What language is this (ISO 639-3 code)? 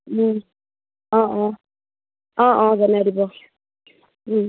asm